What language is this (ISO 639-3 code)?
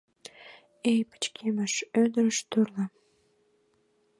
chm